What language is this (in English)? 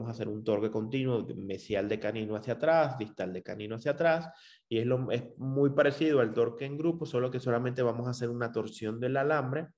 Spanish